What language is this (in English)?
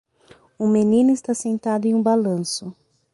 Portuguese